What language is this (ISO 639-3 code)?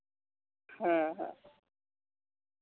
sat